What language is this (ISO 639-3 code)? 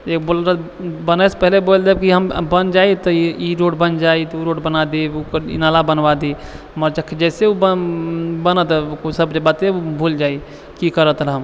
mai